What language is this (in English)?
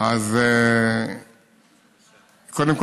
Hebrew